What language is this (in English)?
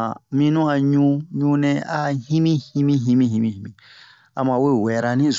Bomu